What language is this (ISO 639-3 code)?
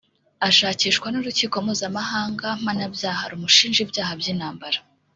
kin